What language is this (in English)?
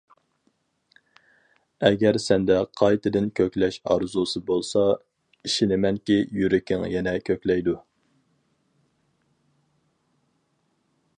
Uyghur